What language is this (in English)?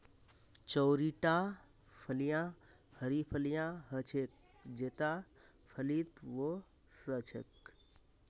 Magahi